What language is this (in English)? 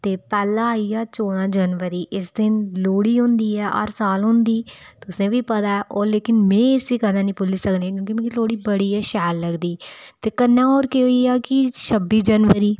Dogri